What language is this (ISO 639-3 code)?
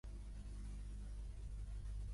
cat